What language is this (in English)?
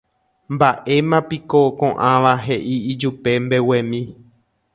Guarani